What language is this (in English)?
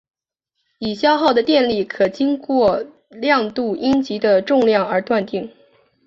Chinese